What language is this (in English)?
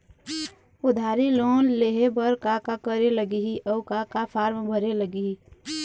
Chhattisgarhi